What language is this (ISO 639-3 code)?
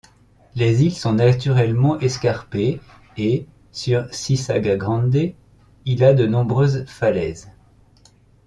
fra